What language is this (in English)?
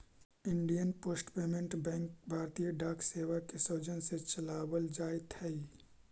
Magahi